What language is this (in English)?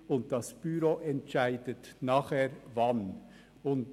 Swiss German